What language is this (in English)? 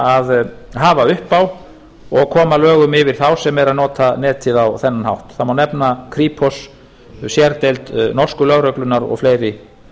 Icelandic